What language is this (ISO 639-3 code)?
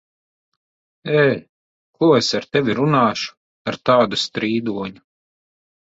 lav